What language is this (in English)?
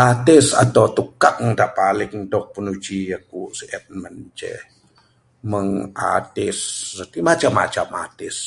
Bukar-Sadung Bidayuh